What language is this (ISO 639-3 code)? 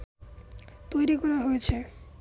ben